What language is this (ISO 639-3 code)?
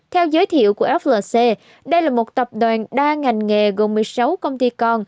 vie